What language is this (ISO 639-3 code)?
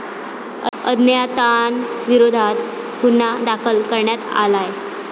mar